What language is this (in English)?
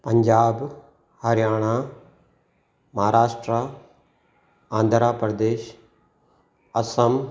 Sindhi